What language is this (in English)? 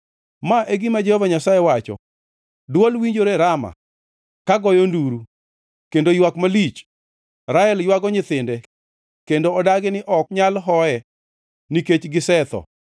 Luo (Kenya and Tanzania)